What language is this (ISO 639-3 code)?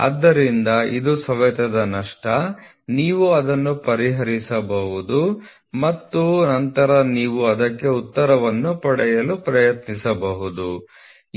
kan